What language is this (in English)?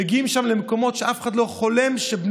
Hebrew